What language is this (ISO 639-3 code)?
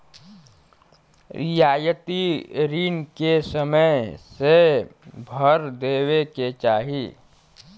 bho